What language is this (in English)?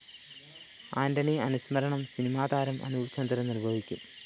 Malayalam